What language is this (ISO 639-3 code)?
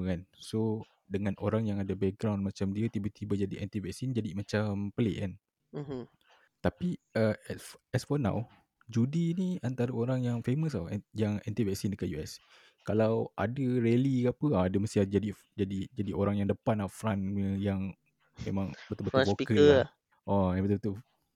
msa